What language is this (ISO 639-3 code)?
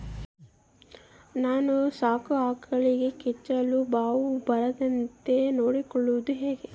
kan